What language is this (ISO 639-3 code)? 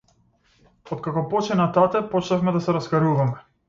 mkd